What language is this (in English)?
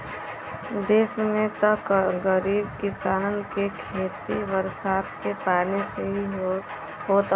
Bhojpuri